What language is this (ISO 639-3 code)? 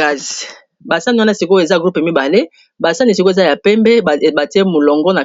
lin